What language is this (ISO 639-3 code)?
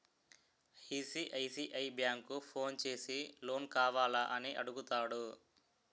tel